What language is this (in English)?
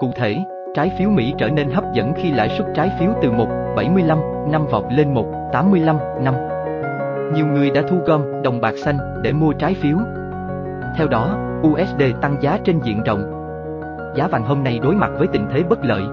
Vietnamese